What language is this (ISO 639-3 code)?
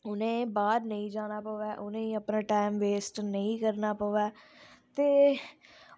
doi